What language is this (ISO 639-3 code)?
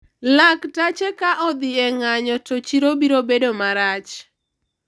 luo